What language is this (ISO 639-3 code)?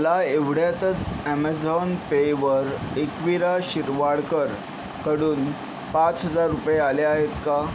mar